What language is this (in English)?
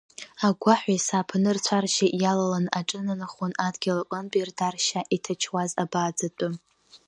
Abkhazian